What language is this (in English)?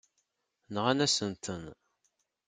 Kabyle